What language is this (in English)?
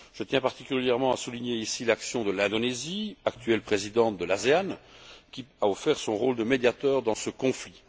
French